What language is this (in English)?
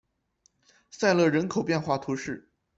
Chinese